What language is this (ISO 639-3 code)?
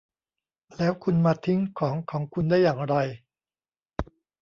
tha